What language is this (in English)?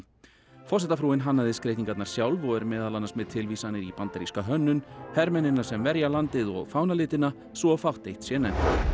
Icelandic